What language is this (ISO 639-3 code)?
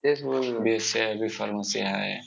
mar